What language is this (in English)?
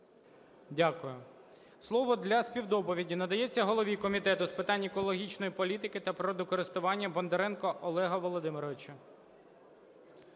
Ukrainian